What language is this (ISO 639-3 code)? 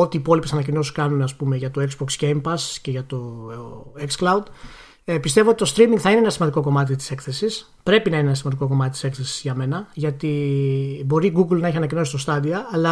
ell